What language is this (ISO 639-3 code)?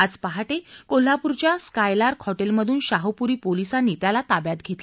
mar